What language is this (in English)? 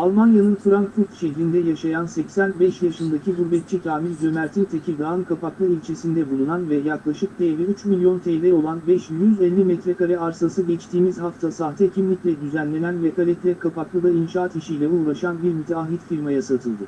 Turkish